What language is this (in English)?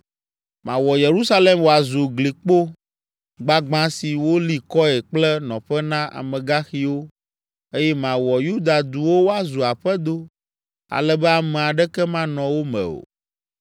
Ewe